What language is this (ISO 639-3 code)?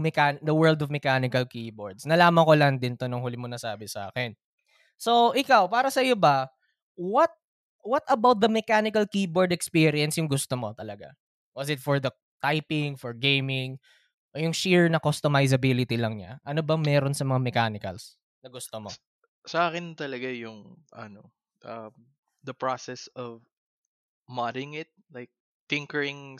fil